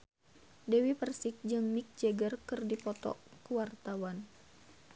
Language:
Sundanese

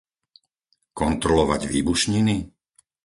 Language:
Slovak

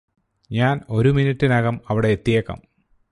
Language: Malayalam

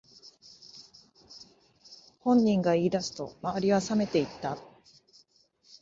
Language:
Japanese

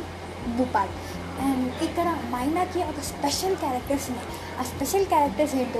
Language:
Telugu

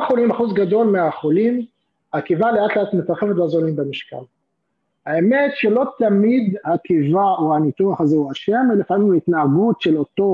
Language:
Hebrew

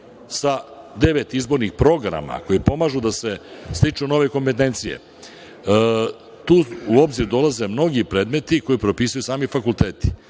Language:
Serbian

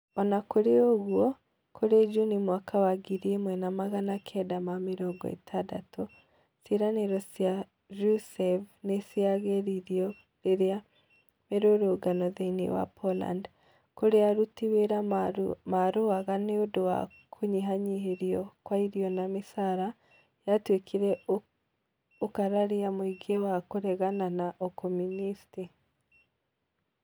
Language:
Kikuyu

